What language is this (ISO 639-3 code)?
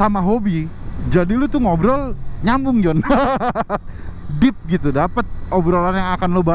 ind